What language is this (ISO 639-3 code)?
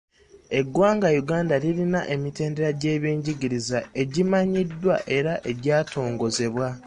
lug